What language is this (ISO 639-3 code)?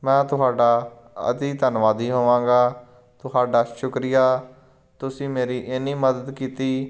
pan